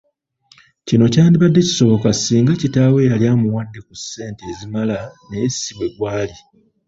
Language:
Ganda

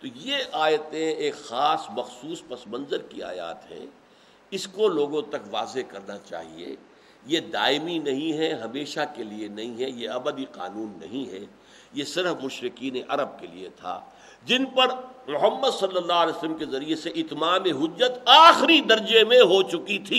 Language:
Urdu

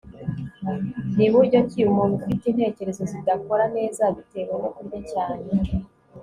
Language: Kinyarwanda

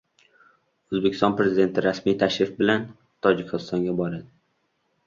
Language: Uzbek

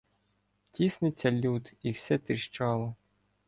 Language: Ukrainian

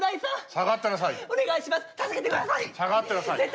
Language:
Japanese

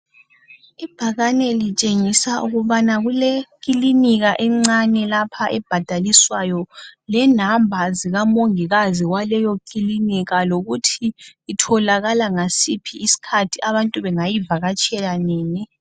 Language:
North Ndebele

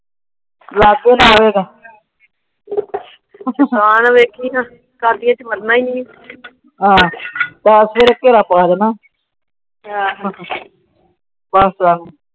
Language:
Punjabi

